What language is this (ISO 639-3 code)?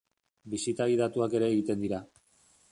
eus